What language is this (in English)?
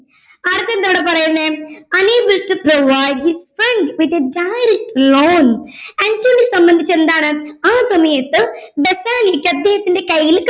Malayalam